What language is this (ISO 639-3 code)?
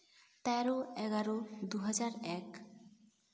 sat